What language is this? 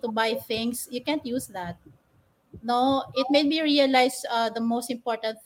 Filipino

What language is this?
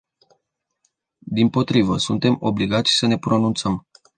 Romanian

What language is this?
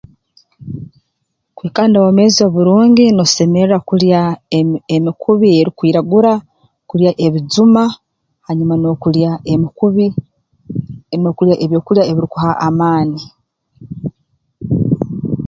Tooro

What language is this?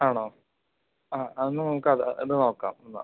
Malayalam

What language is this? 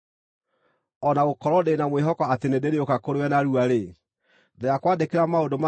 Kikuyu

